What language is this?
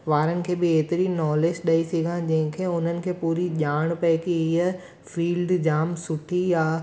Sindhi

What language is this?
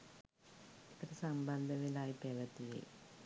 Sinhala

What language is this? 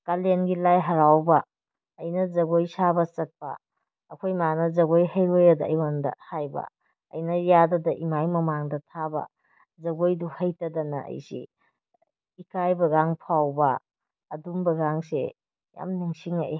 Manipuri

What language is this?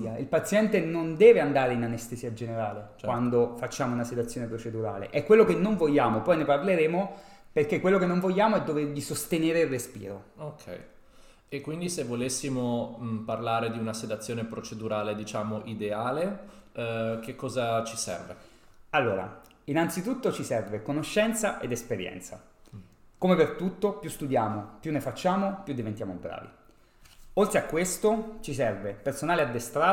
Italian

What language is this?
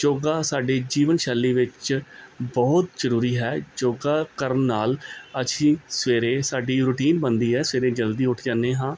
Punjabi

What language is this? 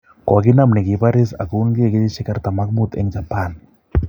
Kalenjin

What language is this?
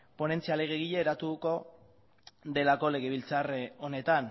Basque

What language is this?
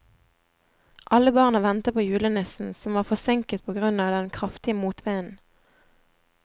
Norwegian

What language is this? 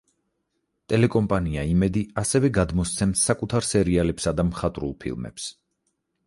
Georgian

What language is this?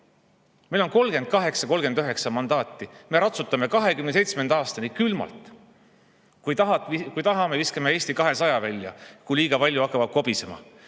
Estonian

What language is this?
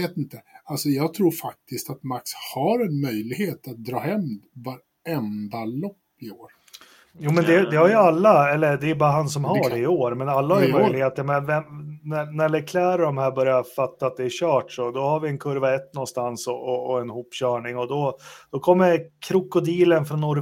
Swedish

